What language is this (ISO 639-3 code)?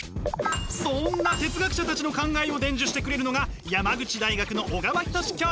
jpn